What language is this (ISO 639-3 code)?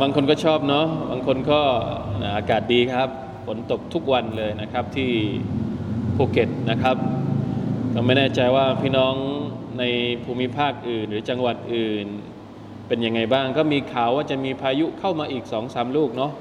tha